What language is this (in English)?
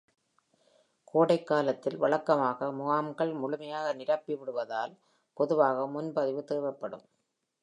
Tamil